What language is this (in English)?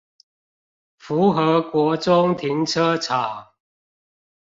Chinese